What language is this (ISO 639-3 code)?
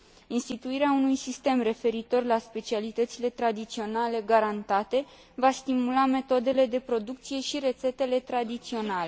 ron